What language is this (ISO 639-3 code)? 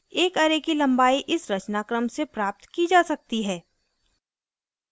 hin